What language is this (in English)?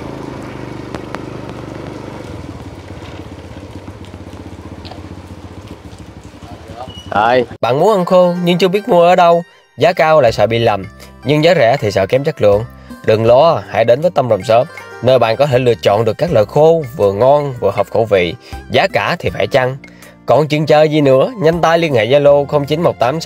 Vietnamese